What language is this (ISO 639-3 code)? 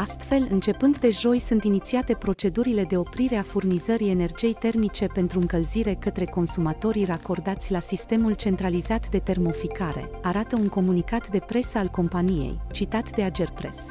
ron